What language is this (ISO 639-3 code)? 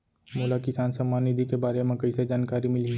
hne